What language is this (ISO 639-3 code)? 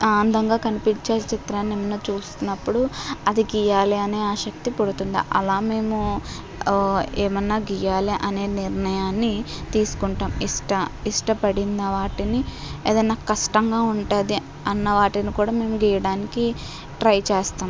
tel